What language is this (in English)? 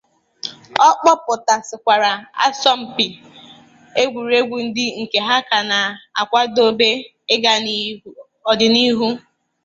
Igbo